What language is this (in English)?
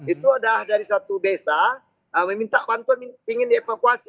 Indonesian